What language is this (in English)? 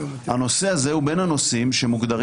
Hebrew